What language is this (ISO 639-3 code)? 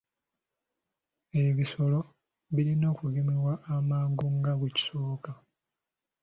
lug